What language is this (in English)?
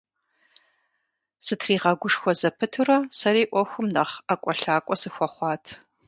Kabardian